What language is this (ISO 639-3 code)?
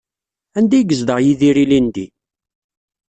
kab